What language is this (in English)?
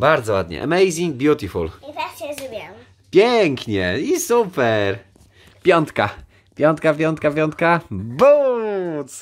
Polish